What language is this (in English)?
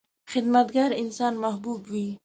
Pashto